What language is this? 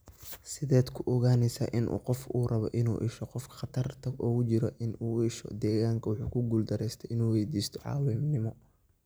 Somali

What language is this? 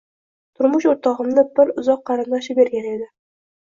Uzbek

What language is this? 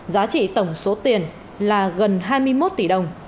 Vietnamese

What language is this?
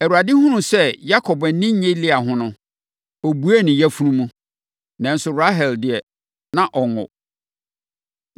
Akan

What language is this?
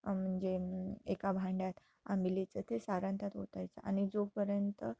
Marathi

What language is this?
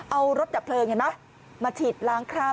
Thai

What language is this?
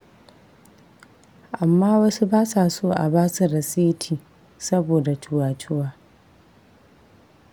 Hausa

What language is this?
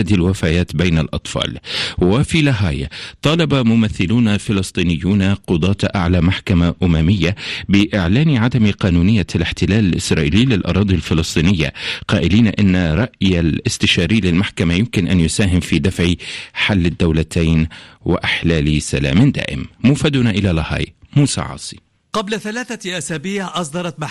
Arabic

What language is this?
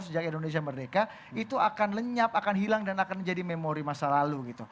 Indonesian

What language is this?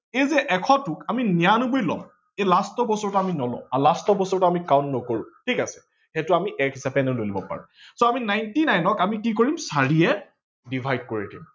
Assamese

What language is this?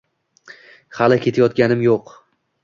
Uzbek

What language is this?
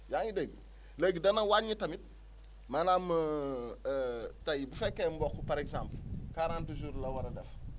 Wolof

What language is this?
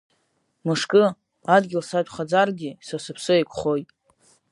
Abkhazian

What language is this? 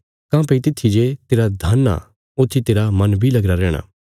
Bilaspuri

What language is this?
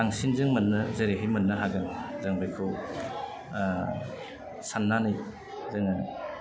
Bodo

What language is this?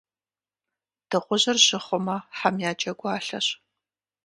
Kabardian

